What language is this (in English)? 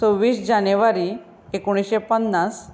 Konkani